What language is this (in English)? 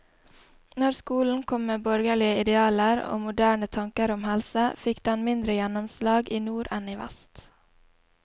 Norwegian